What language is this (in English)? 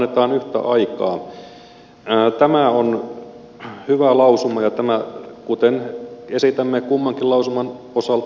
Finnish